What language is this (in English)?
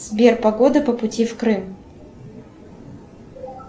Russian